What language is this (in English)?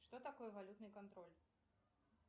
Russian